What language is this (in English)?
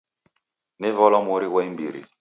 Taita